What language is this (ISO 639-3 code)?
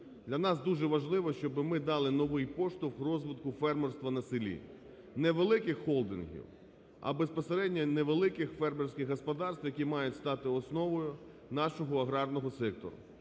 ukr